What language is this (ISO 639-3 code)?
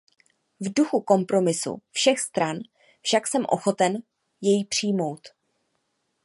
ces